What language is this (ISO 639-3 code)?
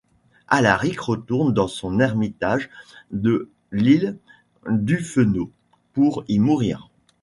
fra